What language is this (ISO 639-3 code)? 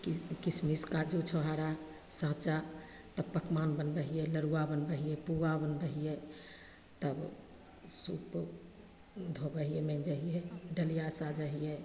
mai